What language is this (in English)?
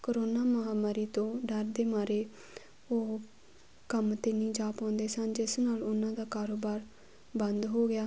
Punjabi